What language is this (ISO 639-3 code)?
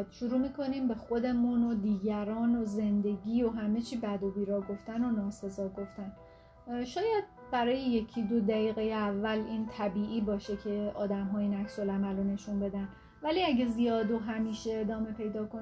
fas